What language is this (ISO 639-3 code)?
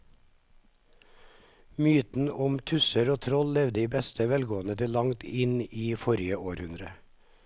nor